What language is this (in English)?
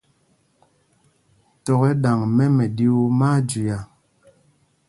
Mpumpong